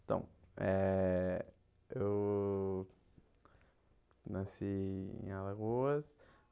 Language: Portuguese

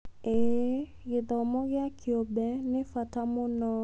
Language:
Kikuyu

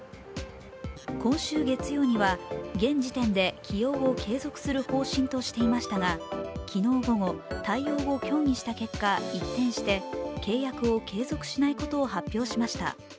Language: Japanese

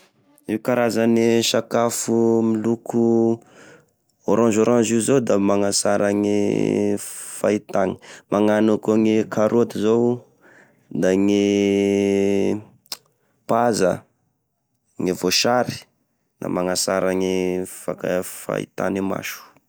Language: Tesaka Malagasy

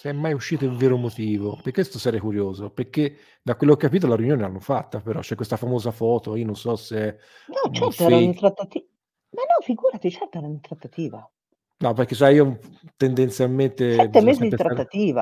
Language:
Italian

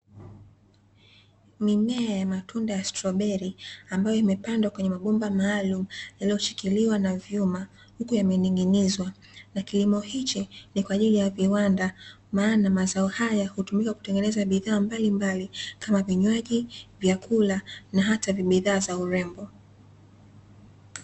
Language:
Swahili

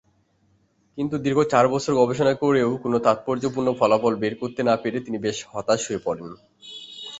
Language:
Bangla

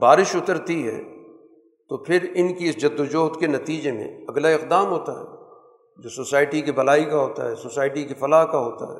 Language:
Urdu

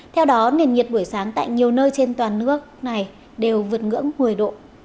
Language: Vietnamese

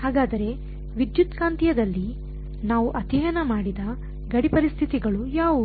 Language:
Kannada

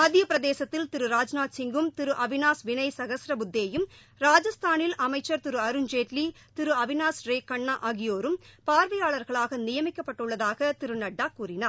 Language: Tamil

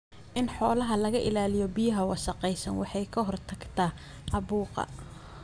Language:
Somali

